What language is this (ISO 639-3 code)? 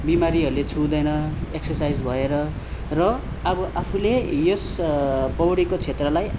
nep